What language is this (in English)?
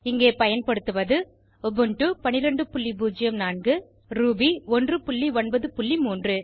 Tamil